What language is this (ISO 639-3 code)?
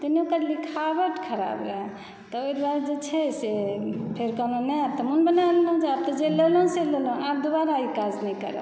mai